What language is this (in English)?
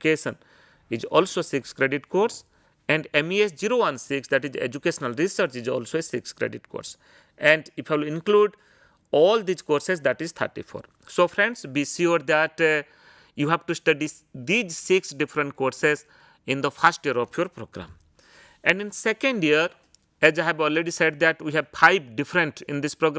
English